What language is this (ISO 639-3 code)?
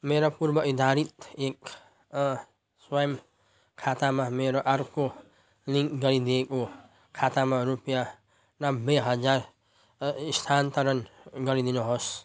nep